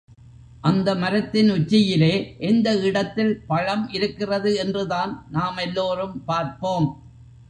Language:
Tamil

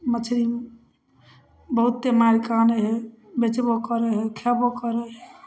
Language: Maithili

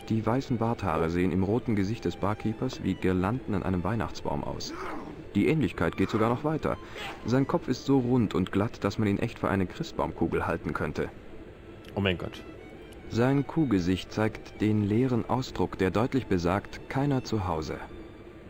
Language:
German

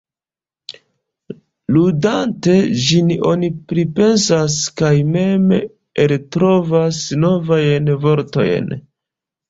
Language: Esperanto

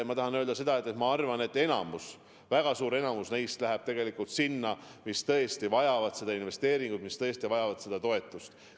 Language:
Estonian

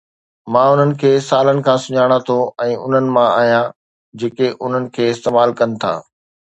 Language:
Sindhi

